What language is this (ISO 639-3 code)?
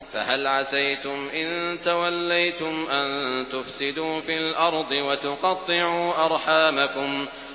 ara